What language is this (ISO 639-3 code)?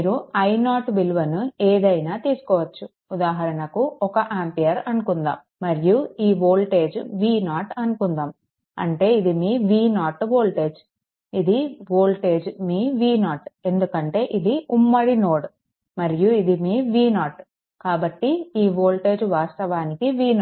tel